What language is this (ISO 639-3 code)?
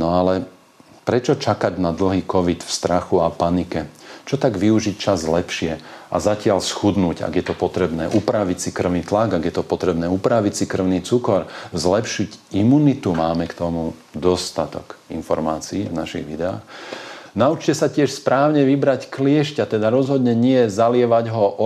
slk